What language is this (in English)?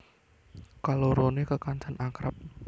Javanese